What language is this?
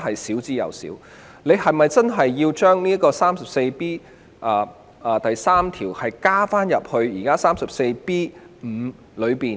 Cantonese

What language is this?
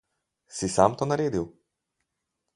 Slovenian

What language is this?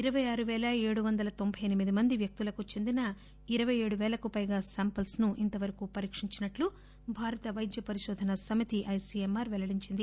Telugu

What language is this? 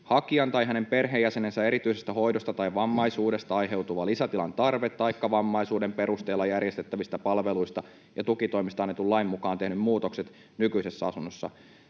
Finnish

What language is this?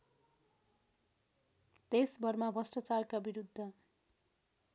Nepali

